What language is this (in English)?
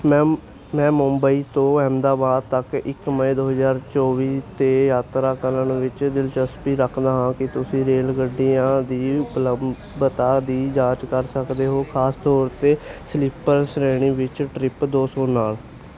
Punjabi